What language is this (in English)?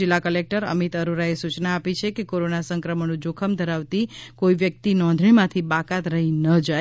Gujarati